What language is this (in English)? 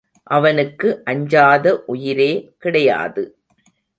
Tamil